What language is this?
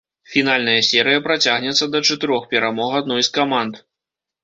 Belarusian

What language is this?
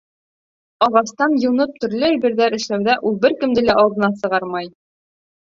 Bashkir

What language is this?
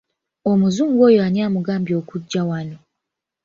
Ganda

